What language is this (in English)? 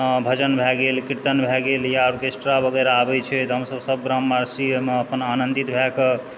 Maithili